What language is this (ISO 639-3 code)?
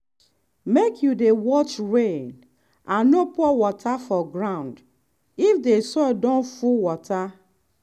pcm